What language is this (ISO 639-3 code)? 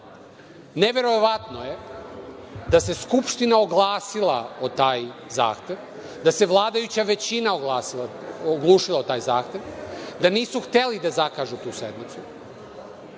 srp